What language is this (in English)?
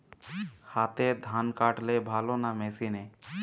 Bangla